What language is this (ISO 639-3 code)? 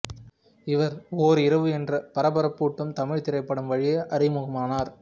tam